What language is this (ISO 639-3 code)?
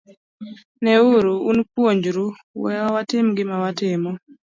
luo